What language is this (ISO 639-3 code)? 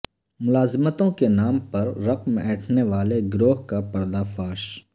urd